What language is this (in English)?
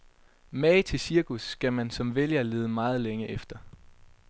Danish